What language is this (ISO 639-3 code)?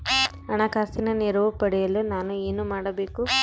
kan